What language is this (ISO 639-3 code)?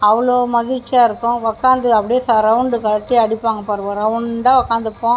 tam